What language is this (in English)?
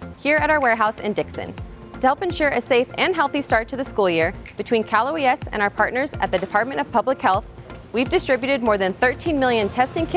English